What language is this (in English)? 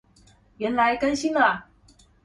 Chinese